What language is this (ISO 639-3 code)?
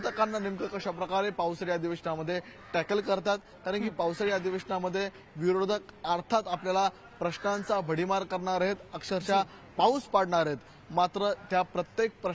mar